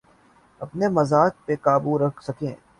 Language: Urdu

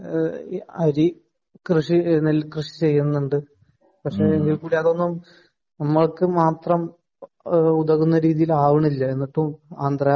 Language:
Malayalam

